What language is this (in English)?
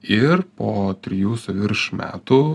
Lithuanian